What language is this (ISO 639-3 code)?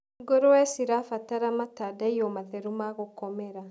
kik